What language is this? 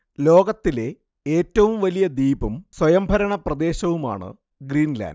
Malayalam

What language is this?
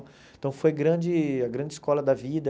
Portuguese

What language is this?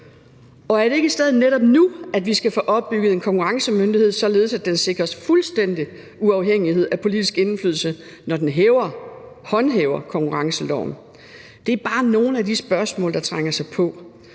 Danish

